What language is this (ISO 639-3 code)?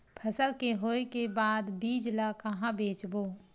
hne